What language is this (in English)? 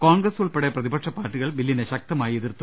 Malayalam